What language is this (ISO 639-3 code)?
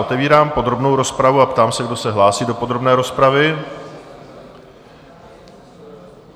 ces